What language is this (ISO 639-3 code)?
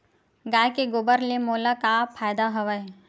hne